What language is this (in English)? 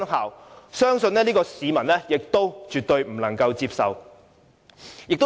Cantonese